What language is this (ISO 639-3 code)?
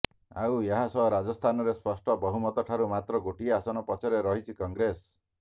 ori